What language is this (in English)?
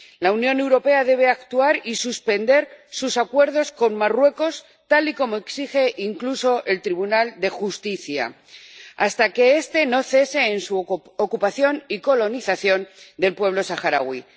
Spanish